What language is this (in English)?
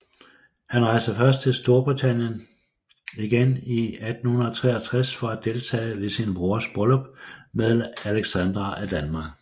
Danish